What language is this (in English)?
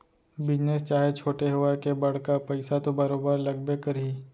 Chhattisgarhi